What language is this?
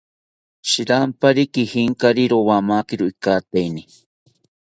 South Ucayali Ashéninka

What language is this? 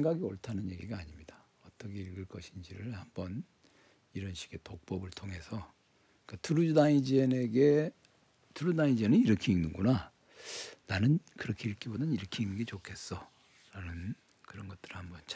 Korean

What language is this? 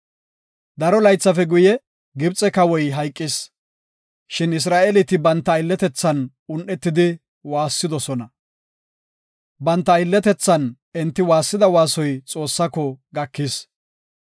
Gofa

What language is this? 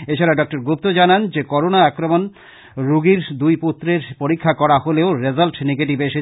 Bangla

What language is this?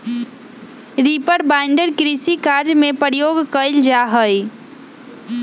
Magahi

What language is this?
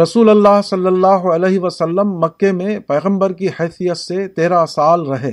Urdu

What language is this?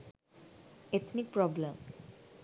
Sinhala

